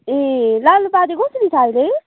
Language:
Nepali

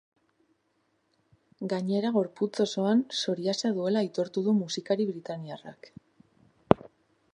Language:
Basque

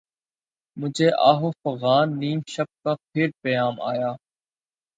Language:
Urdu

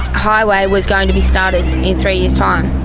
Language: English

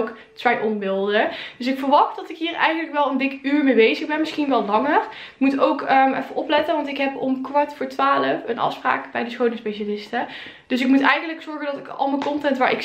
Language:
Dutch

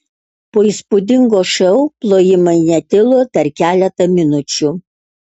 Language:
Lithuanian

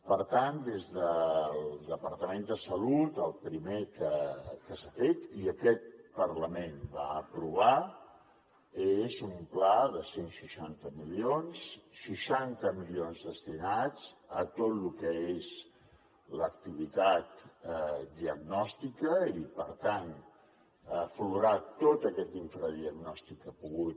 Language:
Catalan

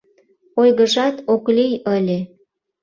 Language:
Mari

